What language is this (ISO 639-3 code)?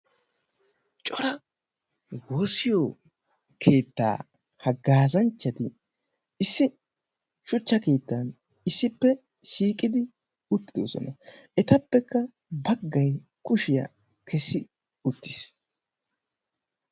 wal